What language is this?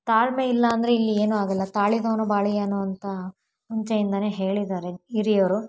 Kannada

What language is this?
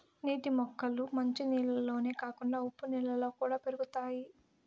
Telugu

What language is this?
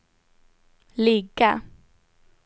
Swedish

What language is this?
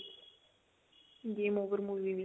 Punjabi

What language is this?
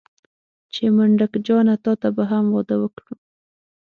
Pashto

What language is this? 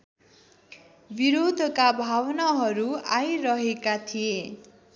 Nepali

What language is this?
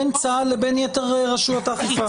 Hebrew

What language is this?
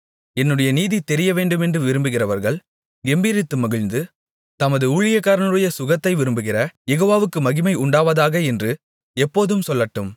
Tamil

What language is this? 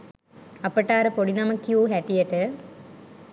Sinhala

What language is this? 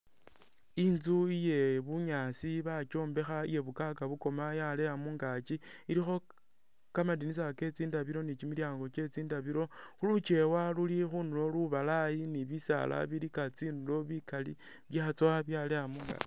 Masaaba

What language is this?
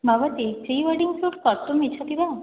Sanskrit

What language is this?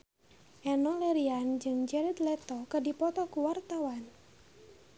Sundanese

